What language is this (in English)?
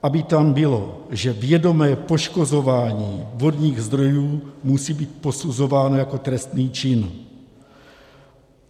Czech